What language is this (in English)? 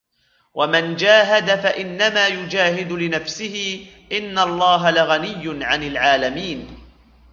Arabic